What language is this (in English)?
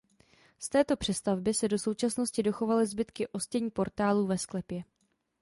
Czech